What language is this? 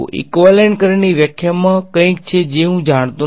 Gujarati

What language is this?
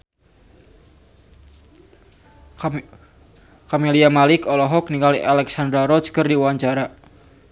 Sundanese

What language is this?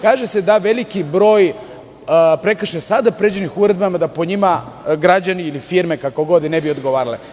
Serbian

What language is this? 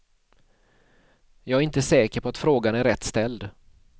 Swedish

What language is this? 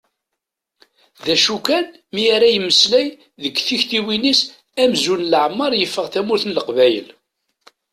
Kabyle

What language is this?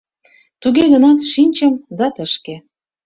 Mari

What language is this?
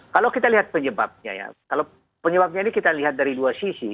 Indonesian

